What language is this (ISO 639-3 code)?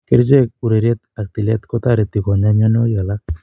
kln